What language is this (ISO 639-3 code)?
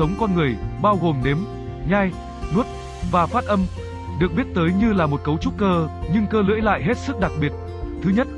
vie